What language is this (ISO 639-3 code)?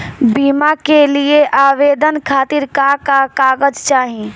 bho